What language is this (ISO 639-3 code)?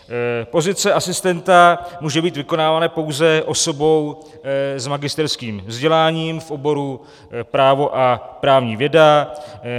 ces